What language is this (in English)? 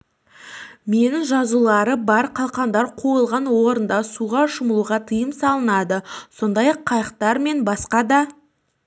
Kazakh